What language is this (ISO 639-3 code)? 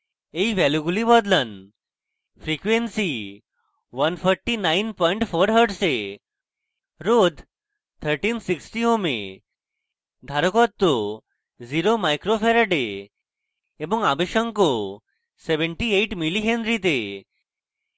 ben